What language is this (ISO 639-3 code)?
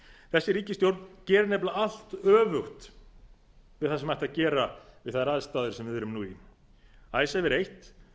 isl